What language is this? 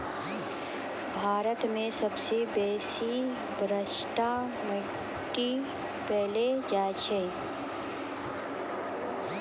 Maithili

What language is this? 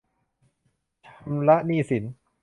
Thai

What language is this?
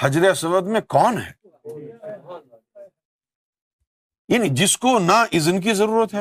Urdu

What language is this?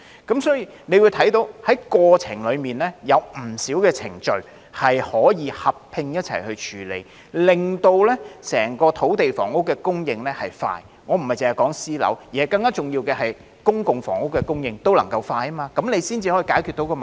Cantonese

